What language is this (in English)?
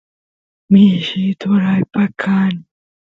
Santiago del Estero Quichua